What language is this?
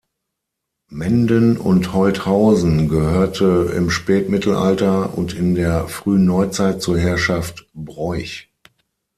German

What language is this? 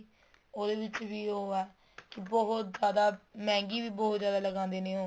Punjabi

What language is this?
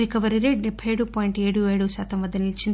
Telugu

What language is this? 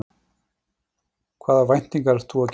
Icelandic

